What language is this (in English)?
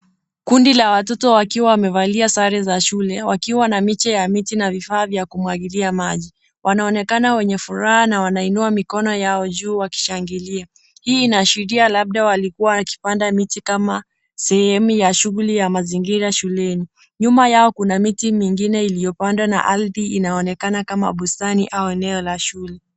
Swahili